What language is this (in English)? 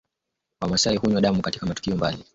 Swahili